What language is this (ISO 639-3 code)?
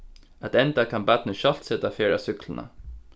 fao